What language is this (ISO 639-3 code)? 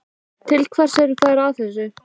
isl